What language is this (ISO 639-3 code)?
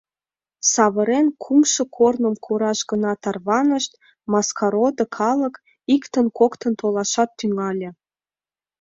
chm